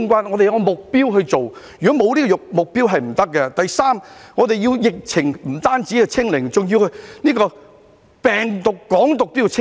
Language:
Cantonese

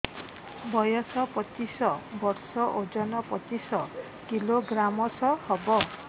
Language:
Odia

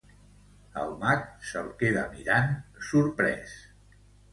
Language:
Catalan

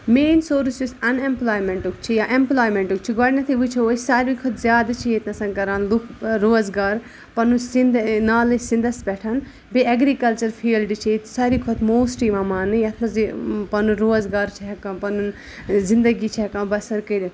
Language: Kashmiri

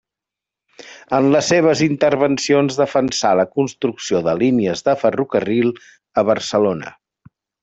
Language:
Catalan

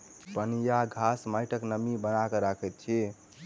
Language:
Maithili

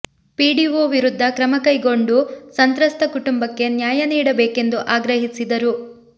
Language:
Kannada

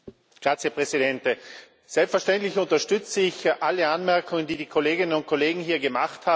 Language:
German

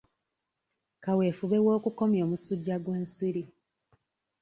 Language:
Ganda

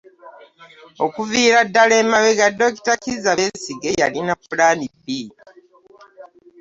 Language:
Ganda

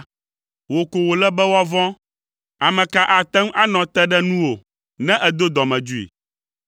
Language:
Ewe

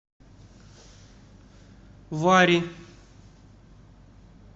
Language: Russian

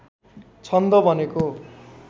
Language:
Nepali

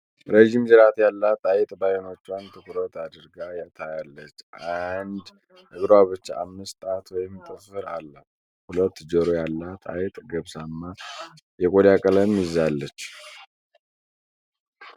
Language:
Amharic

